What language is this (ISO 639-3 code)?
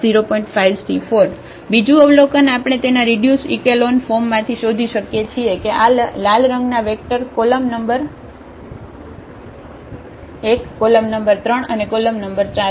guj